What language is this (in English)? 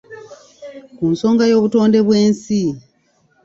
Ganda